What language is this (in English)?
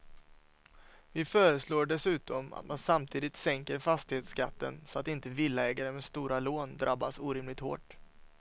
Swedish